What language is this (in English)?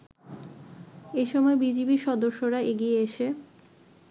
Bangla